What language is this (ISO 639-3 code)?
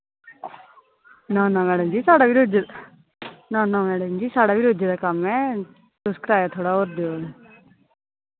doi